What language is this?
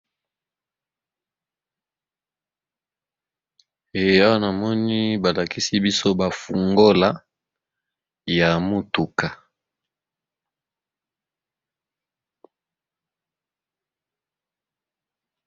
Lingala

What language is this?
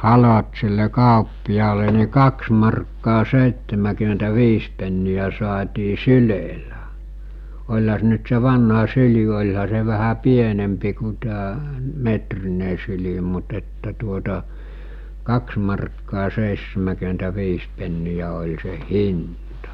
Finnish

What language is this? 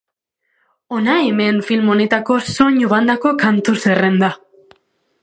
Basque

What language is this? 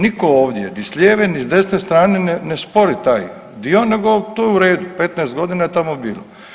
Croatian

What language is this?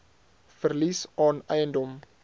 Afrikaans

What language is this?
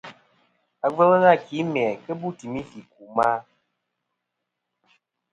Kom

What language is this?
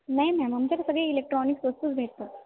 Marathi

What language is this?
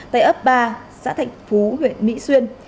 Vietnamese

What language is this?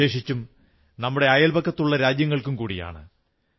Malayalam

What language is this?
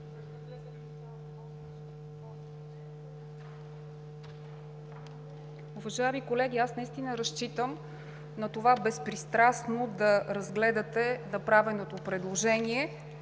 Bulgarian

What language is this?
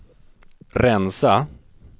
Swedish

